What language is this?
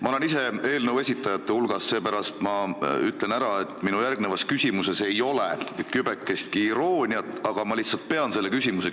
Estonian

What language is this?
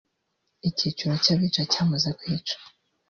Kinyarwanda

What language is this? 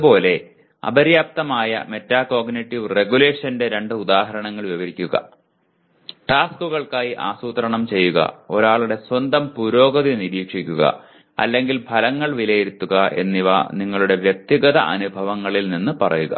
Malayalam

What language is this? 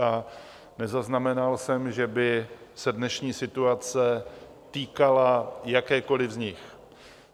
Czech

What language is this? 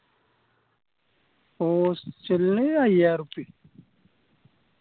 Malayalam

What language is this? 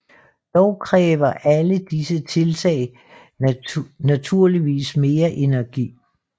Danish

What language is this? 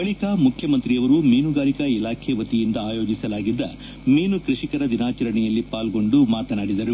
Kannada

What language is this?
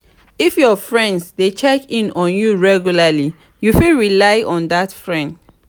Nigerian Pidgin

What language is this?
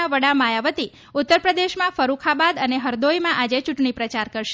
Gujarati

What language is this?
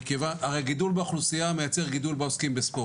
Hebrew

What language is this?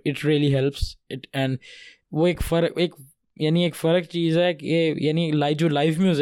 Urdu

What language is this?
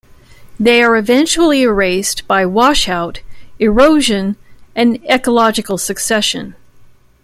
English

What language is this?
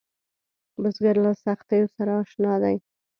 Pashto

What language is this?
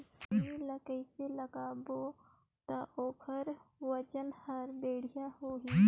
Chhattisgarhi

